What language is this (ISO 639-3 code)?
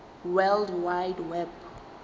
zul